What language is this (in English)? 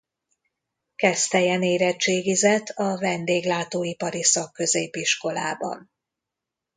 Hungarian